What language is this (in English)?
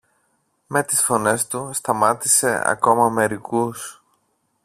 Greek